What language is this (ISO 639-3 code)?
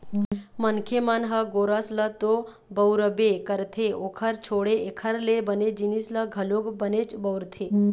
hne